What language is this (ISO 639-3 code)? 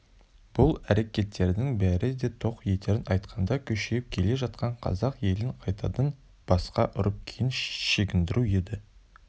kaz